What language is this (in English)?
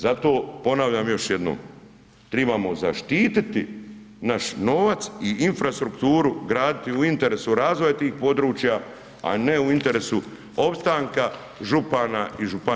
Croatian